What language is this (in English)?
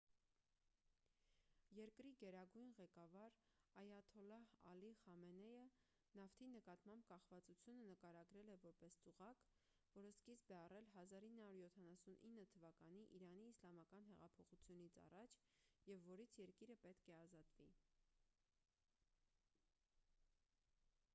Armenian